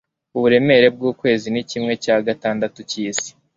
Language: Kinyarwanda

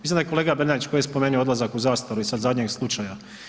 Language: Croatian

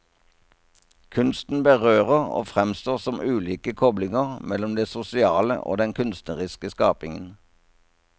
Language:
Norwegian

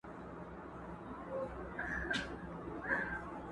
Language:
Pashto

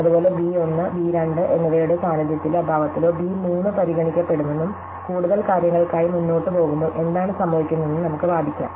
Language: Malayalam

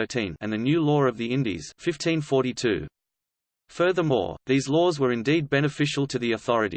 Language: English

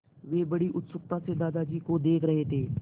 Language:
Hindi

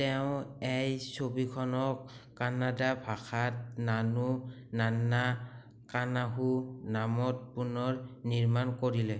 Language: Assamese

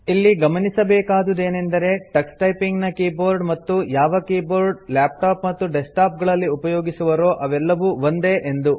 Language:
Kannada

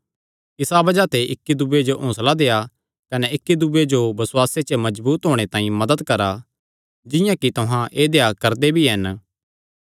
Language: Kangri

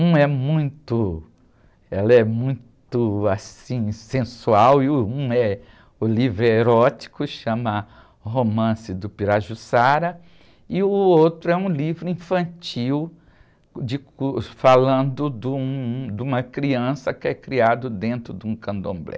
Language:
Portuguese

